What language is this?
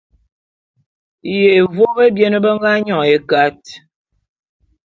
Bulu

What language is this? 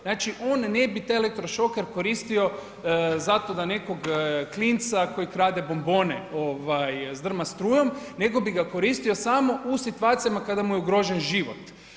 Croatian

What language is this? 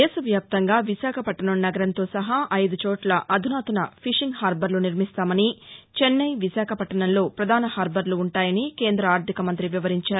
Telugu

